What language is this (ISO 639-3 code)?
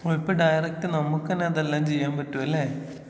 mal